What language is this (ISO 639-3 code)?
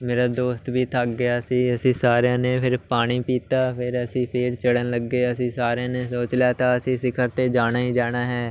pan